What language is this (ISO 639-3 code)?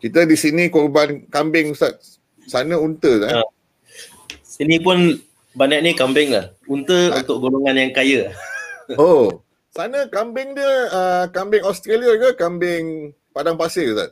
msa